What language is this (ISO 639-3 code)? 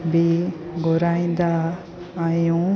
snd